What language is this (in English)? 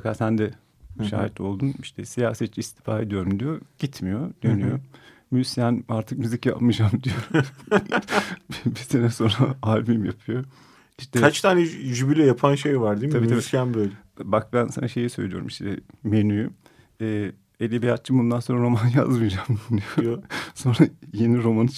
Turkish